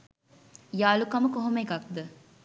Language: Sinhala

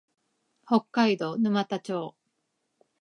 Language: Japanese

